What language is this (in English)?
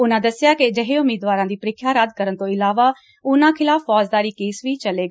Punjabi